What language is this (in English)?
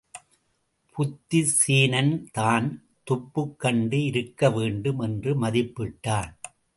Tamil